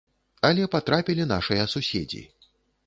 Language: Belarusian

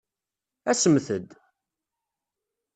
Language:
Kabyle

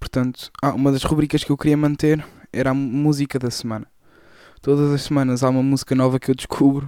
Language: Portuguese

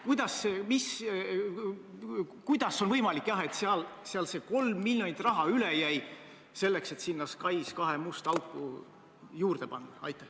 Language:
Estonian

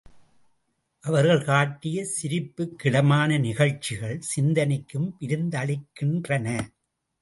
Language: Tamil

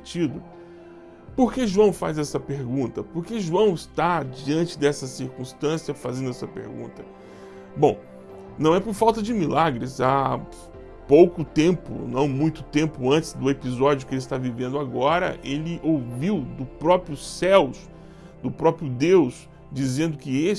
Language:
Portuguese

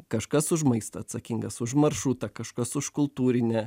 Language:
Lithuanian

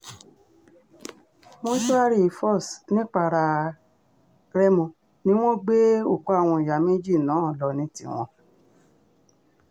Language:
Yoruba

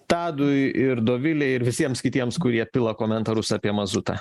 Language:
Lithuanian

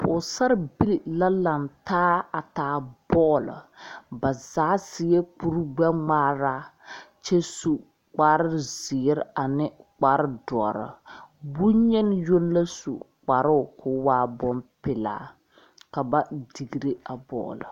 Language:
Southern Dagaare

